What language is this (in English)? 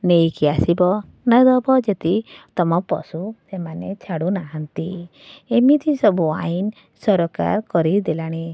Odia